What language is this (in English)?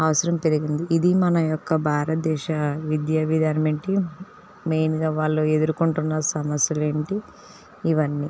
Telugu